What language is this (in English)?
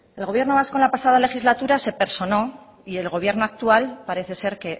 Spanish